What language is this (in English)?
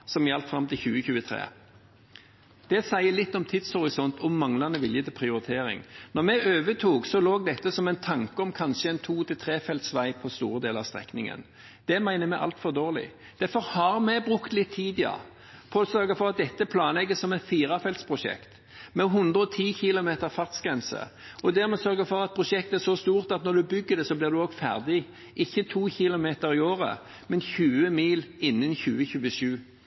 Norwegian Bokmål